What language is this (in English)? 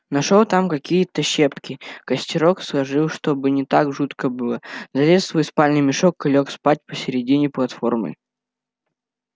Russian